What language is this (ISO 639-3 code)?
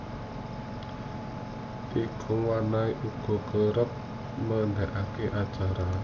jav